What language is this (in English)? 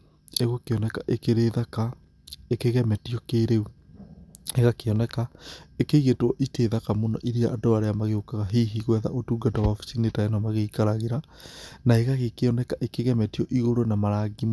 Kikuyu